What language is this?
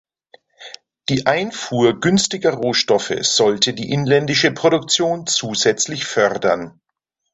German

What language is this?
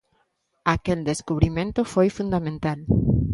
Galician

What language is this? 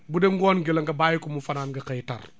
Wolof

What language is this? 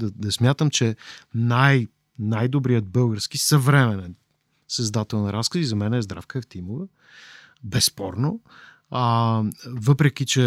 Bulgarian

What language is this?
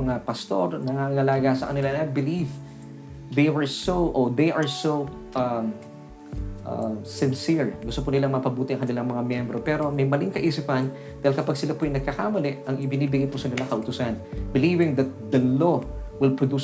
Filipino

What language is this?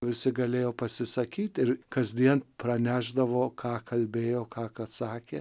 Lithuanian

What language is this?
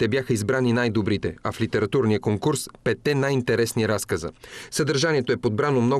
Bulgarian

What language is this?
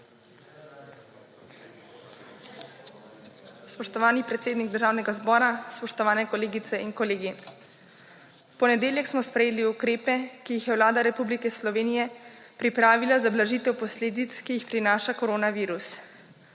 Slovenian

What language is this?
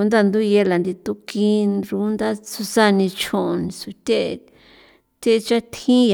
San Felipe Otlaltepec Popoloca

